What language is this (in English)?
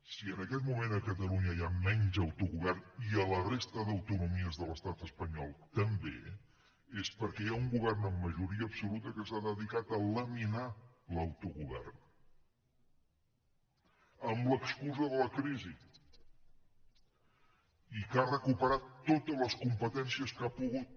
Catalan